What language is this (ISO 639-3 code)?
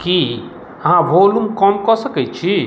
mai